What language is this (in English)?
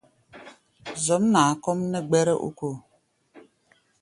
Gbaya